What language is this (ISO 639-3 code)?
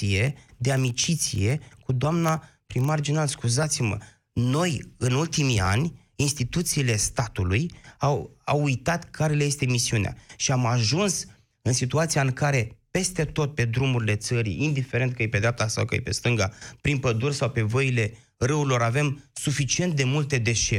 ron